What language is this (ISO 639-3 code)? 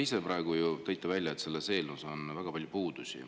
est